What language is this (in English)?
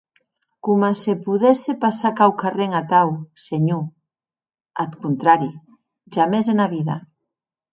Occitan